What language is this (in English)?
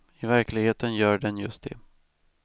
Swedish